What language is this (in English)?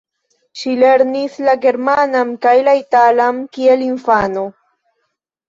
Esperanto